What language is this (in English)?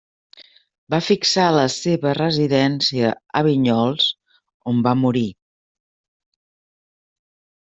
Catalan